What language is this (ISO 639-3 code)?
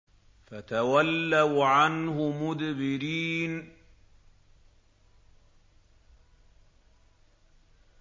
ara